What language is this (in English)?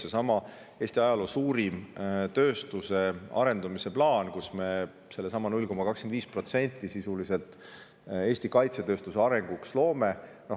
Estonian